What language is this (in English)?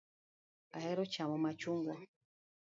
Luo (Kenya and Tanzania)